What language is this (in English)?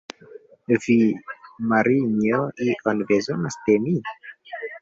Esperanto